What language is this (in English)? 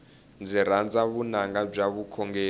Tsonga